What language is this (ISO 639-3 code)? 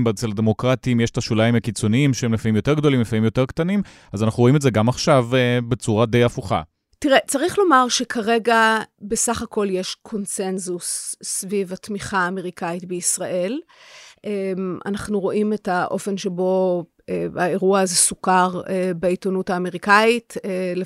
heb